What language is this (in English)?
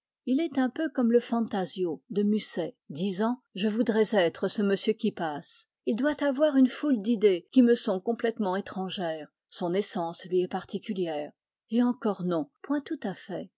French